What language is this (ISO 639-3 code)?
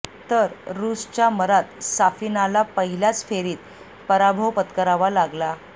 mar